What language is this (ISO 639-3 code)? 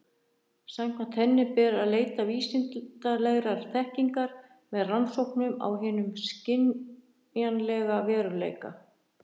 isl